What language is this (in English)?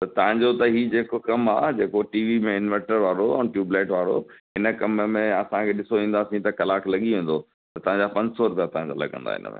Sindhi